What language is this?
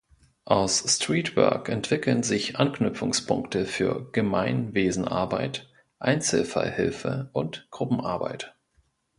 German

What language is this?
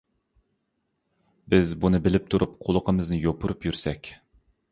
Uyghur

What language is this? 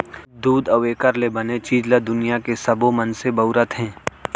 Chhattisgarhi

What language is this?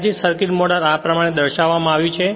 Gujarati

